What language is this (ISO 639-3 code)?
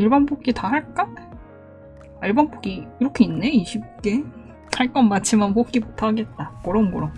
kor